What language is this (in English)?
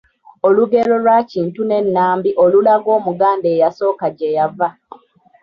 Ganda